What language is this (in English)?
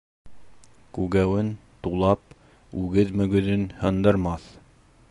Bashkir